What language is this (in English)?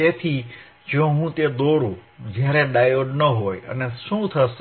Gujarati